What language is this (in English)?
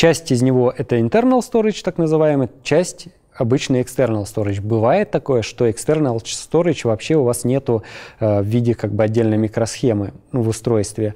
Russian